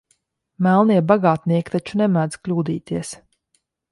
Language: Latvian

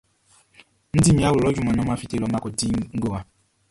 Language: Baoulé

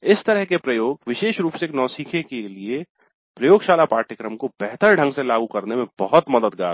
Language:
Hindi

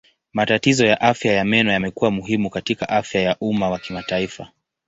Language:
Swahili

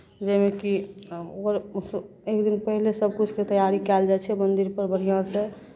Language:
Maithili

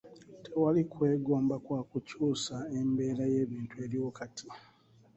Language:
Ganda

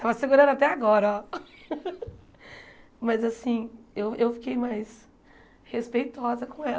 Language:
Portuguese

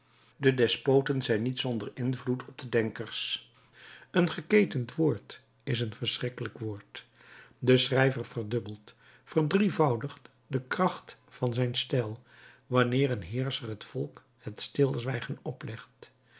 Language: Dutch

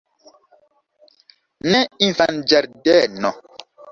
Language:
Esperanto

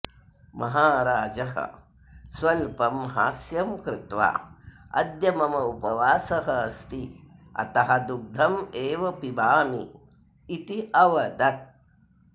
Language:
Sanskrit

